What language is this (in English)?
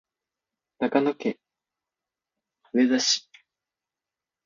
Japanese